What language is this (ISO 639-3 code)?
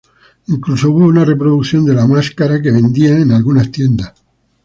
spa